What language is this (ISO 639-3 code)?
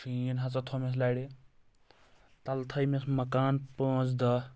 kas